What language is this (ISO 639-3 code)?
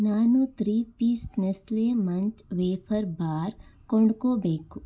kan